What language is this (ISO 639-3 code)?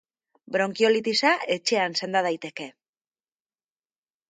eus